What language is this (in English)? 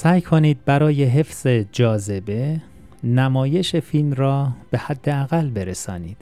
Persian